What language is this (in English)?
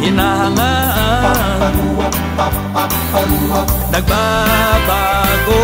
Filipino